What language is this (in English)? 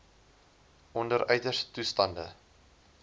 Afrikaans